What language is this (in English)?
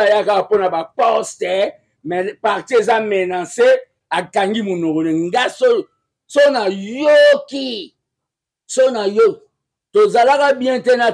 French